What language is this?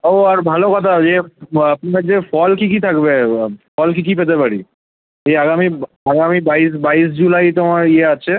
Bangla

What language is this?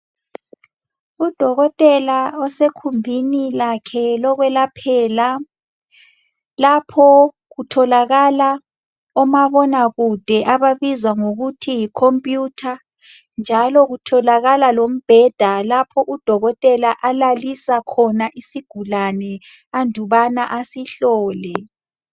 North Ndebele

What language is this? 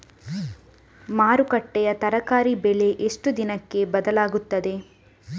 Kannada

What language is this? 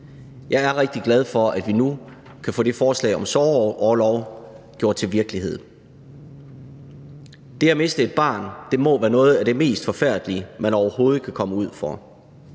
Danish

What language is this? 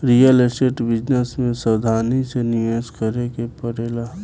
Bhojpuri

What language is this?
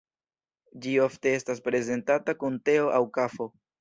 Esperanto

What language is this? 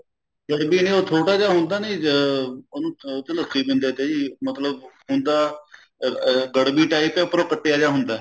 Punjabi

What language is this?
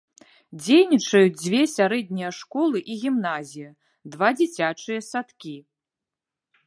Belarusian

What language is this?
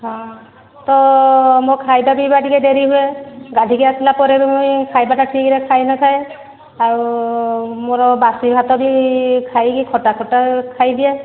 Odia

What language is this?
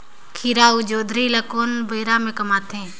Chhattisgarhi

